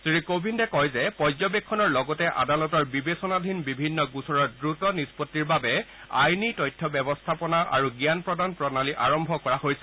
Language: Assamese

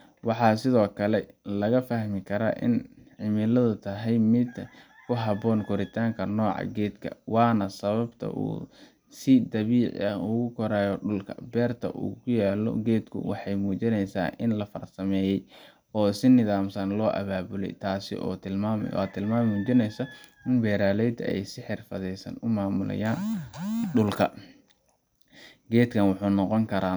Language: Somali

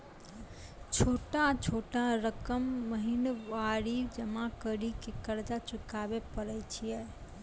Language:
Maithili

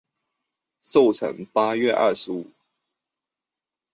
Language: Chinese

